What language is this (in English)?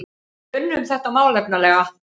Icelandic